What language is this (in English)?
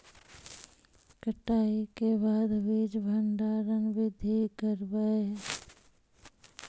Magahi